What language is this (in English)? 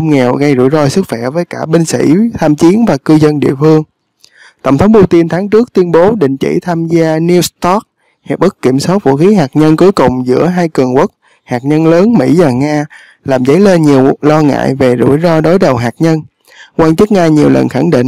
Vietnamese